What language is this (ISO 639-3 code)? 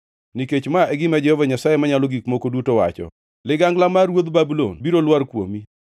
luo